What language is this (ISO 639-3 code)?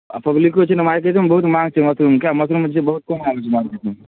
mai